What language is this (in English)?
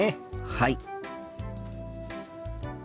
Japanese